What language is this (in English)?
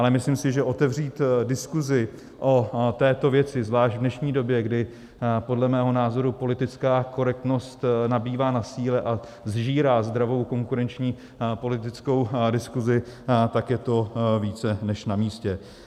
Czech